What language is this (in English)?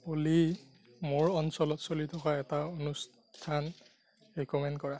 Assamese